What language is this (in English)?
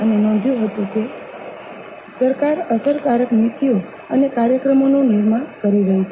Gujarati